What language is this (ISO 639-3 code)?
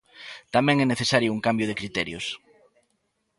glg